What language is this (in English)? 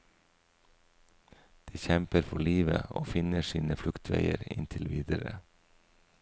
Norwegian